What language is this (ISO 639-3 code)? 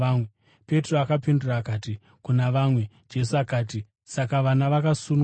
sna